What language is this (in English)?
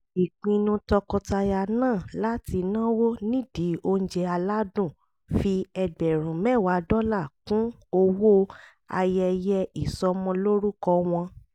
Yoruba